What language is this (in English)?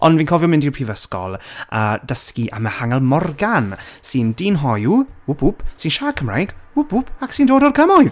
Welsh